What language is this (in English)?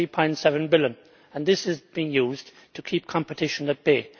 English